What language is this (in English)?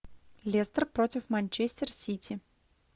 Russian